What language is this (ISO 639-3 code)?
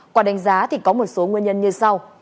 vie